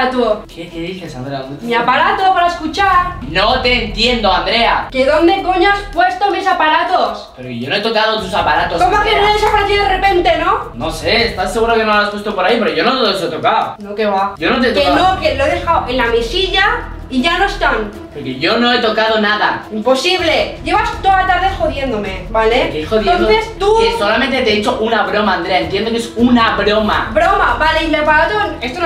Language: Spanish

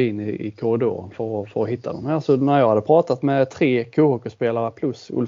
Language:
Swedish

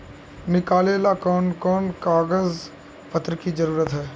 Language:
Magahi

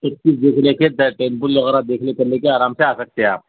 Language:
Urdu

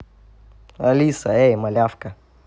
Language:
Russian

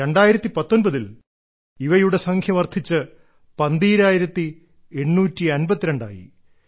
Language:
Malayalam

